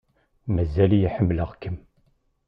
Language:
Kabyle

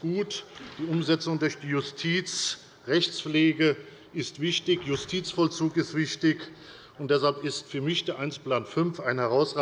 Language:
German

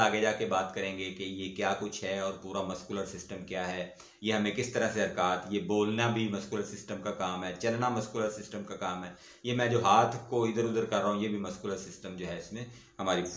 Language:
Hindi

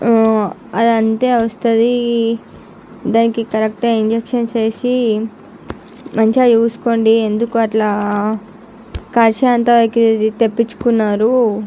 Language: Telugu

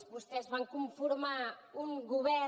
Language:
Catalan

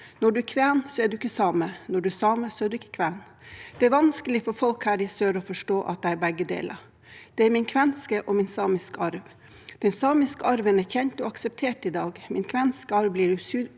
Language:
Norwegian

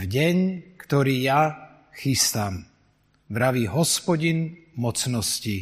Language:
Slovak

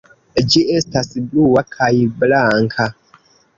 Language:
Esperanto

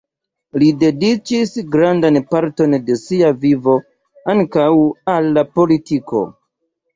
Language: Esperanto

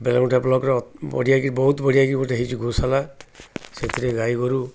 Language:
Odia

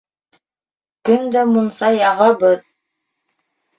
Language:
Bashkir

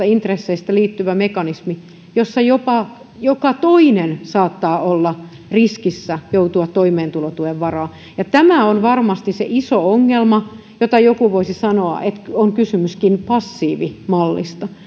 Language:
Finnish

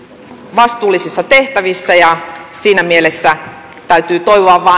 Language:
Finnish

